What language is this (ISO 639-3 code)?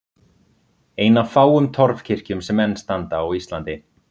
isl